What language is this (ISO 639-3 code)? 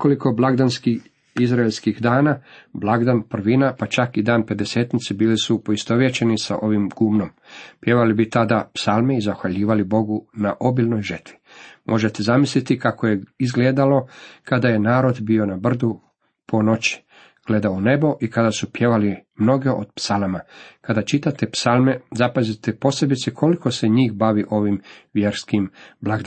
hrv